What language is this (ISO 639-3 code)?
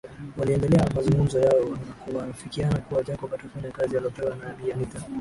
swa